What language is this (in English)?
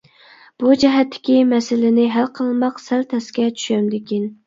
Uyghur